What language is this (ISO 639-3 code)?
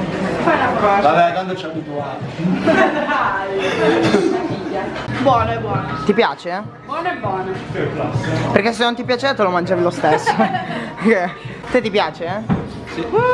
ita